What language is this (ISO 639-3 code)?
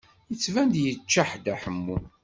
kab